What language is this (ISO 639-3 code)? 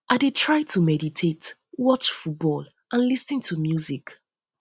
pcm